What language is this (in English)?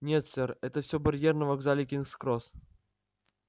Russian